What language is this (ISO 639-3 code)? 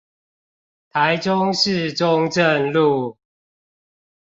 zho